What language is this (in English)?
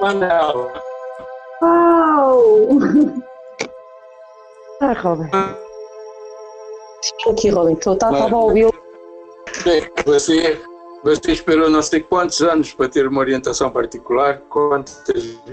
Portuguese